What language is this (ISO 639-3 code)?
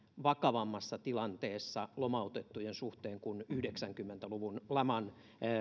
fin